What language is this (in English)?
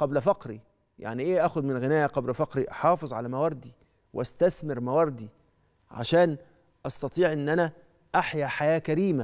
Arabic